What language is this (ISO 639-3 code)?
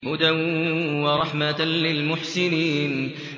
ara